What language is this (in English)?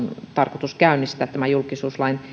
Finnish